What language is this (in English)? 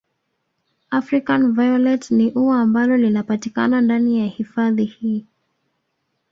Swahili